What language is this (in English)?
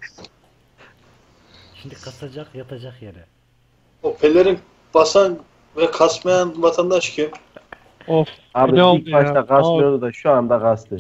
Turkish